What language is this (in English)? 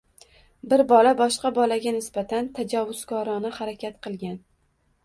Uzbek